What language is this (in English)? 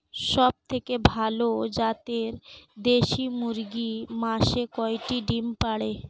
Bangla